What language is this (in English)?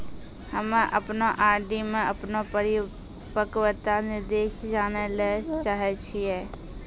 Maithili